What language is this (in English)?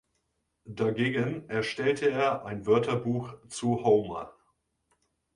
German